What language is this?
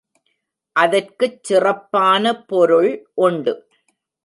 Tamil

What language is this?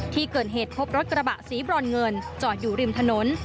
Thai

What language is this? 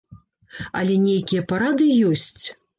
Belarusian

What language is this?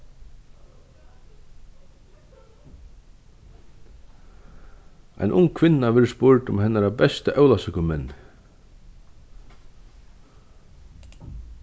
Faroese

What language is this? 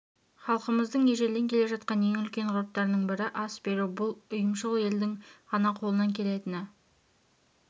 Kazakh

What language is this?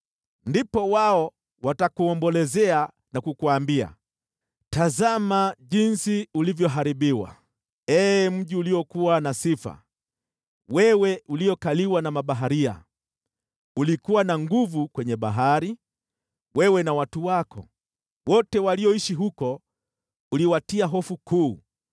Swahili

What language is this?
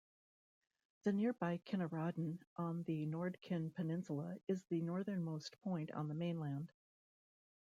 English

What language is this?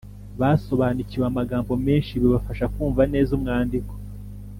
Kinyarwanda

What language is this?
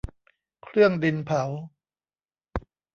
Thai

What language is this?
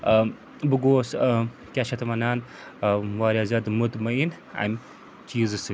Kashmiri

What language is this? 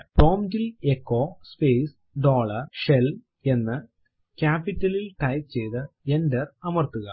Malayalam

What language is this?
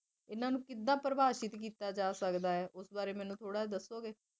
Punjabi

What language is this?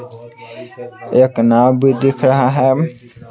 Hindi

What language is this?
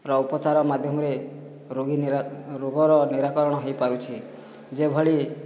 Odia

